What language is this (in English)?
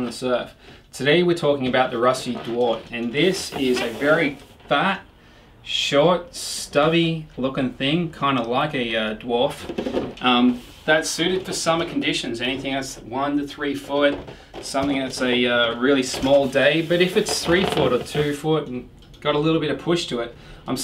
English